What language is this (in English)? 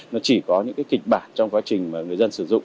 Vietnamese